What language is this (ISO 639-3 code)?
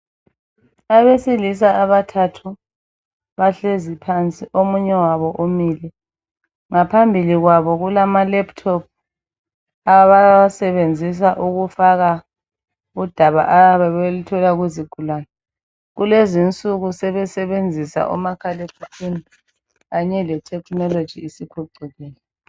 nde